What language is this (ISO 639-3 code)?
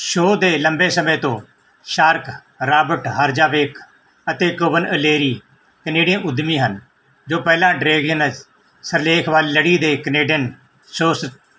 pan